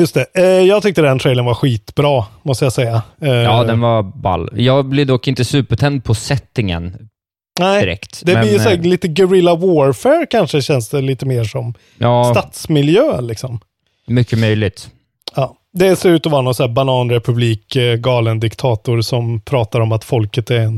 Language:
Swedish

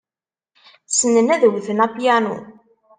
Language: Kabyle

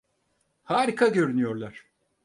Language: Turkish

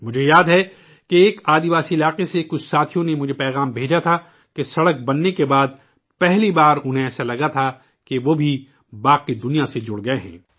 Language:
Urdu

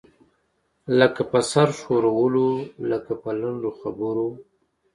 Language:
Pashto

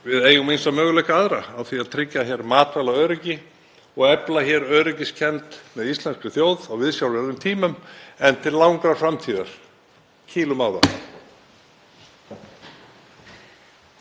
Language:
Icelandic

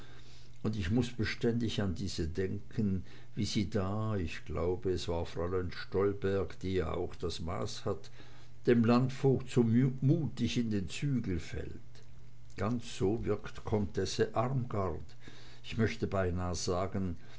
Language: German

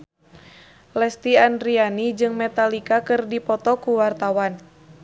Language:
Sundanese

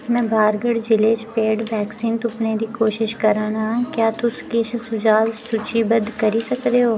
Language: Dogri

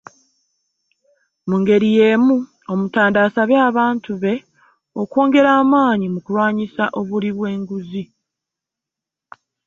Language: Ganda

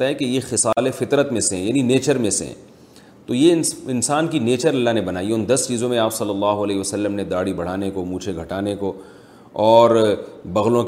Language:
Urdu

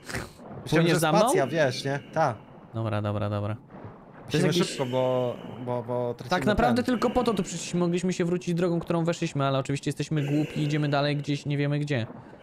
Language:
Polish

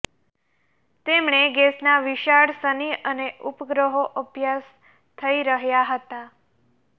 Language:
Gujarati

